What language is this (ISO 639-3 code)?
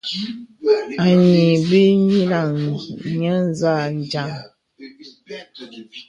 beb